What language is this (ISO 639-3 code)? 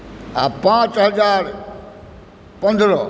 mai